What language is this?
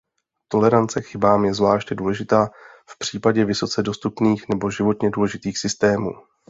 Czech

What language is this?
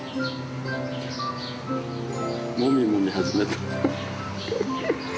Japanese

